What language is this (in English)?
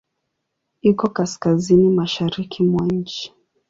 Swahili